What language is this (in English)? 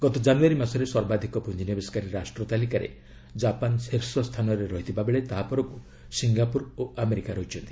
Odia